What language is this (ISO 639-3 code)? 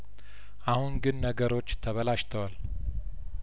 amh